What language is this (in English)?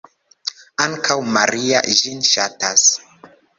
Esperanto